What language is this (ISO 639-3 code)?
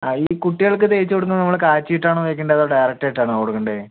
mal